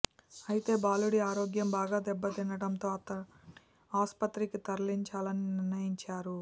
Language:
Telugu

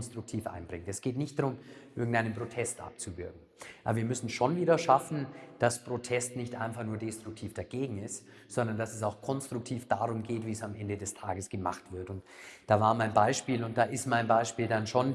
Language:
German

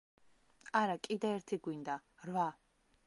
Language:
Georgian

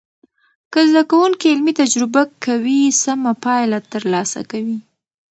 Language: Pashto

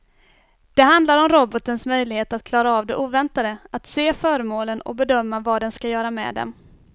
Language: Swedish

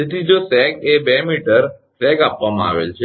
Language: Gujarati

